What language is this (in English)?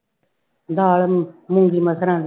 Punjabi